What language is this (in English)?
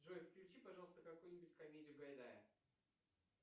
Russian